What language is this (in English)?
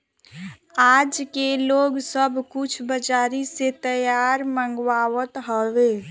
Bhojpuri